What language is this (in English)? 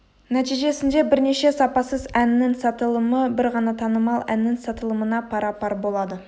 Kazakh